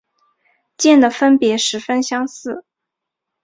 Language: Chinese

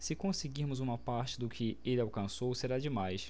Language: Portuguese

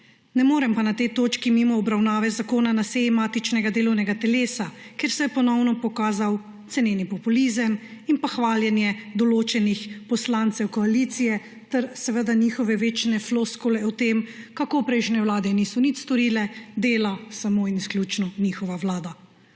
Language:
Slovenian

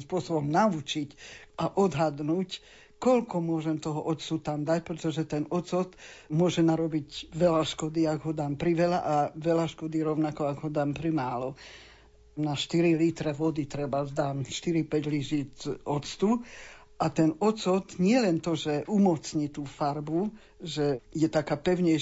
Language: Slovak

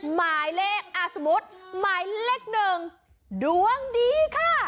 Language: Thai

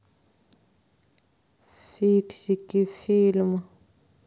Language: Russian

